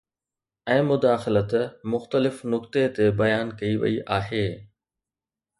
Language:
Sindhi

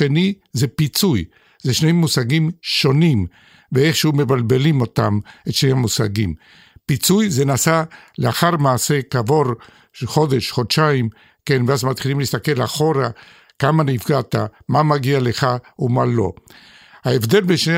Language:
Hebrew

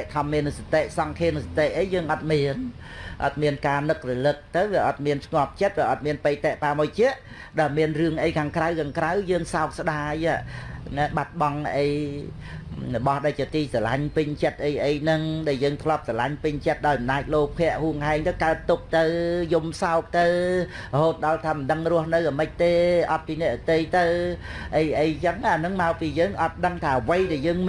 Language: Vietnamese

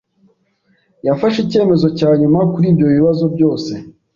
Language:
Kinyarwanda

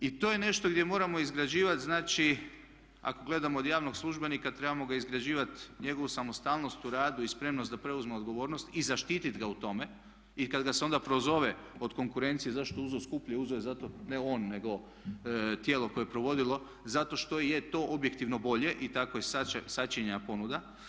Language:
Croatian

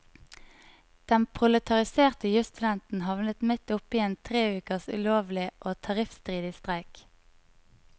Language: Norwegian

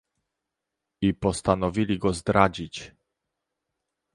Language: Polish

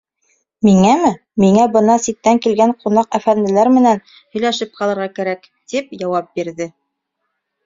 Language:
Bashkir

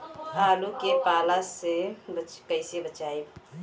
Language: Bhojpuri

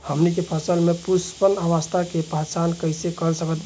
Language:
Bhojpuri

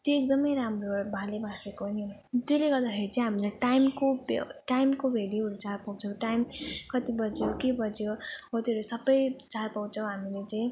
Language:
Nepali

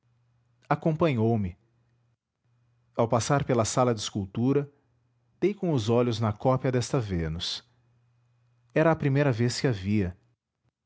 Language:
Portuguese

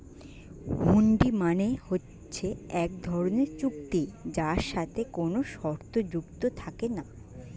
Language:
Bangla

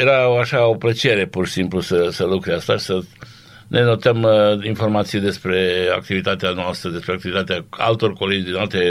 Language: Romanian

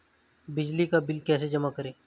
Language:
Hindi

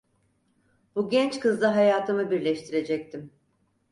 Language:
Turkish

